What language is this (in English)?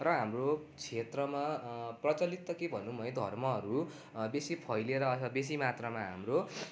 Nepali